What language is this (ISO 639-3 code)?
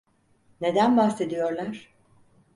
tur